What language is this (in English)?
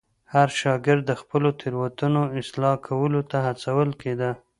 Pashto